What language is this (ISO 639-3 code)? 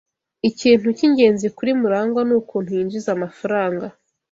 kin